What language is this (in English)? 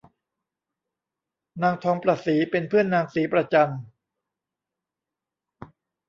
Thai